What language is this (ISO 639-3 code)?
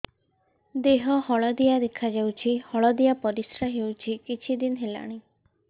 ori